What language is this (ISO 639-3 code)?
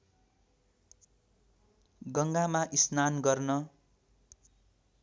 nep